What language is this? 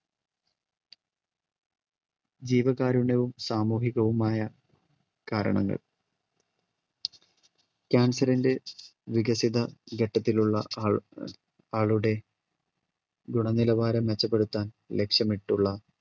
Malayalam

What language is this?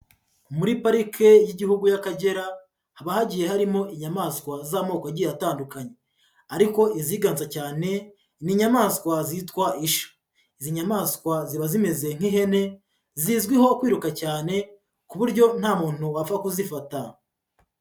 Kinyarwanda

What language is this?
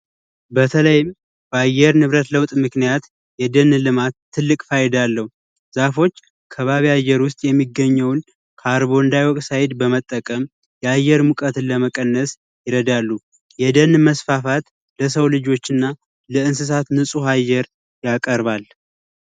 Amharic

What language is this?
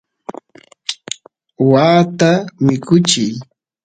Santiago del Estero Quichua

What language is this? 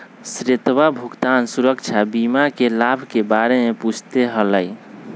Magahi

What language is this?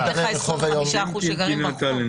Hebrew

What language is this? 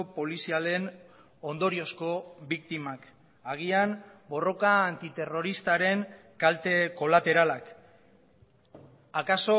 Basque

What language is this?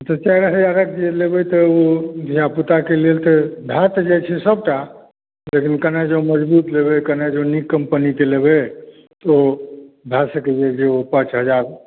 Maithili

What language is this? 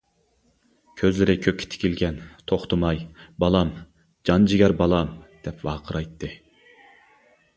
Uyghur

